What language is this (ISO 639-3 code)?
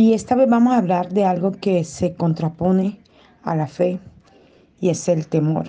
spa